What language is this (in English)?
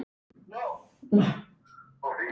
Icelandic